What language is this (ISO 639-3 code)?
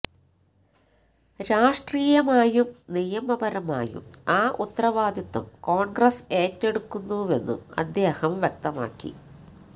mal